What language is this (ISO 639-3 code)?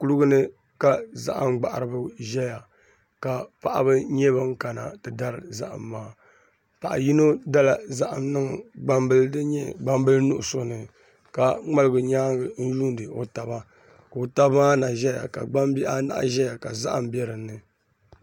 dag